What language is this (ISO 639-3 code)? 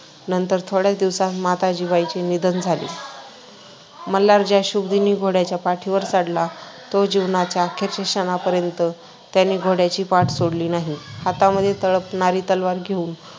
mar